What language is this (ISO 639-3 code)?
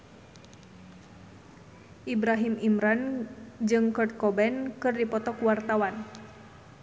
sun